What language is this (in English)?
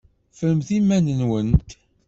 Kabyle